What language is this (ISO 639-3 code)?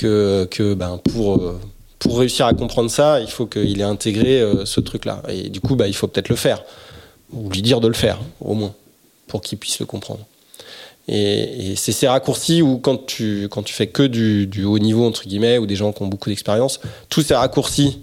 fra